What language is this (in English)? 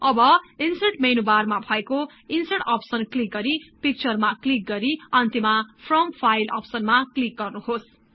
Nepali